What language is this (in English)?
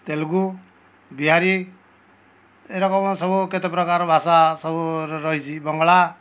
Odia